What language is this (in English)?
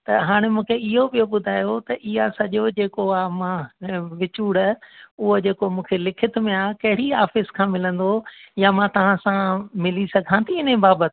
Sindhi